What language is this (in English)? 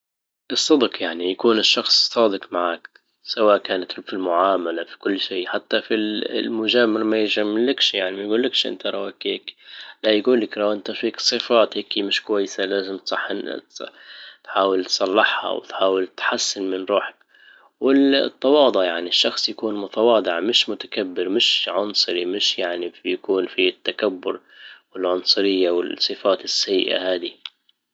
Libyan Arabic